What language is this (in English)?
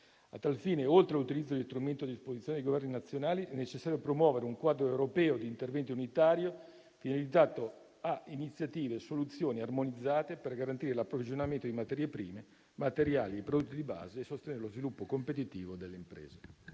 Italian